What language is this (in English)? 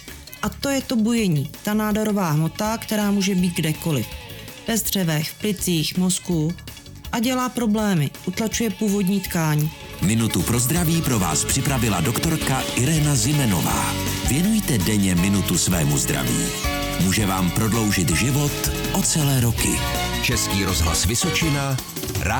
Czech